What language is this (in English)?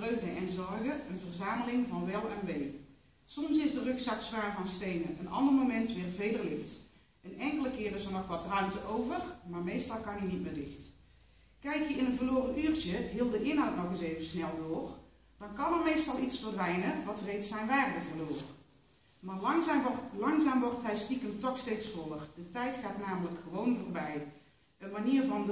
Dutch